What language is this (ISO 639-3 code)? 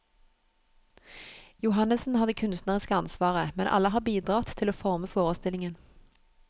nor